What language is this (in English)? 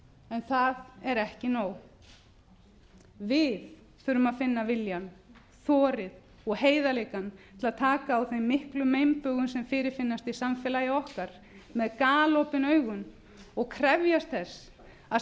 Icelandic